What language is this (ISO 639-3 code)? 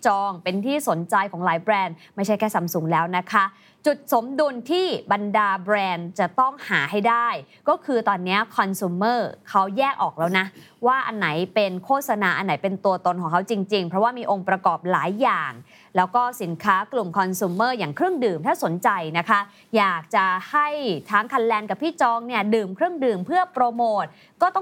tha